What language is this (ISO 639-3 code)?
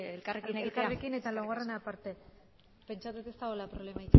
eus